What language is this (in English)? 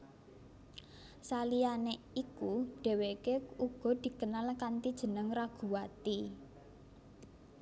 Javanese